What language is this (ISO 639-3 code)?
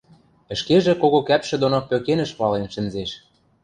mrj